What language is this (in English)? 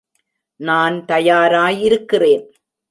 Tamil